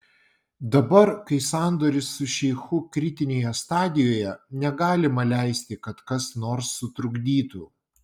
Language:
Lithuanian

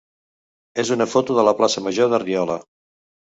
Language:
Catalan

